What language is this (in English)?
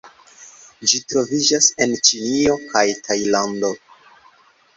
Esperanto